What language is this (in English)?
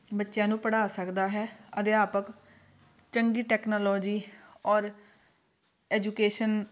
Punjabi